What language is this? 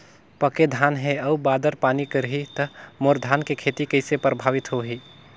Chhattisgarhi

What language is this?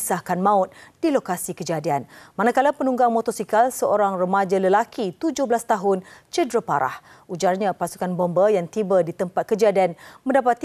Malay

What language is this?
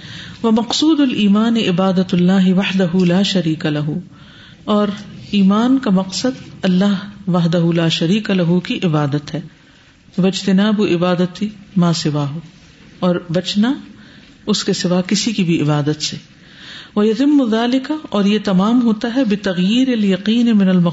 Urdu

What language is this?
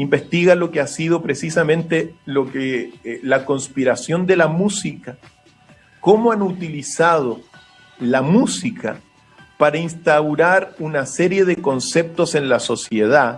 Spanish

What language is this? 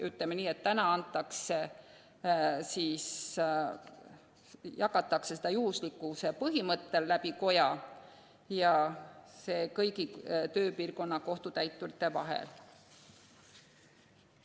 Estonian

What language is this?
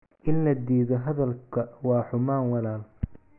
Somali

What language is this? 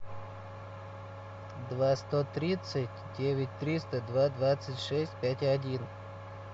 Russian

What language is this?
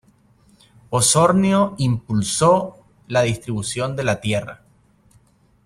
Spanish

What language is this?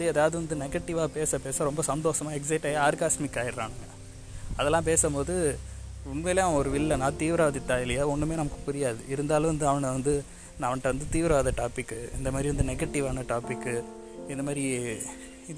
Tamil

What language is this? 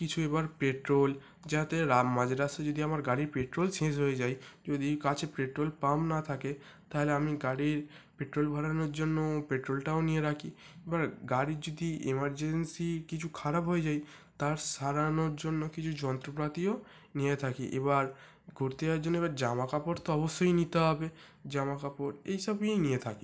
Bangla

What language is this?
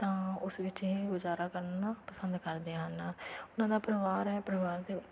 Punjabi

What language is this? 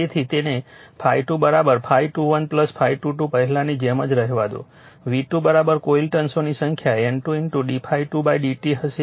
Gujarati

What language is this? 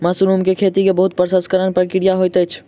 Maithili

